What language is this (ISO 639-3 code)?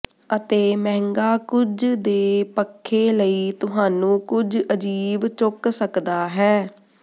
pan